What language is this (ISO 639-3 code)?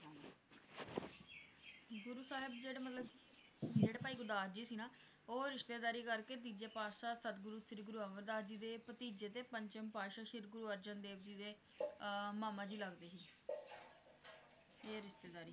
pan